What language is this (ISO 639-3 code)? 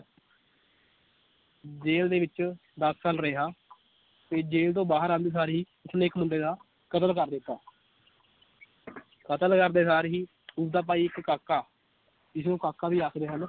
pan